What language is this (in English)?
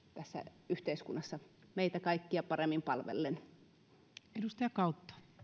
Finnish